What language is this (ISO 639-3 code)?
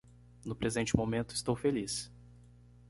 por